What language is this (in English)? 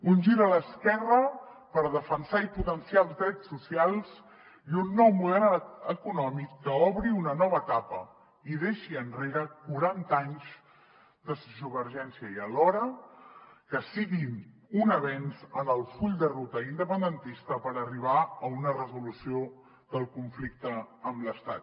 Catalan